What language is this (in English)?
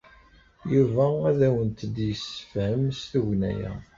Kabyle